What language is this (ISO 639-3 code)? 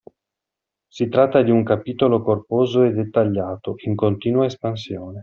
ita